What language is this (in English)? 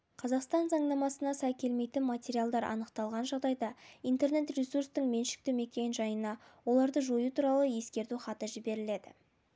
Kazakh